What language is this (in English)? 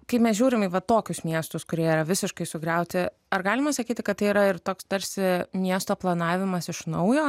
Lithuanian